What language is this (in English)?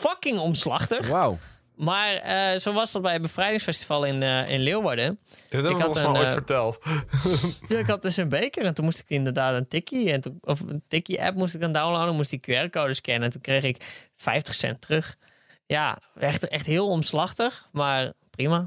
Dutch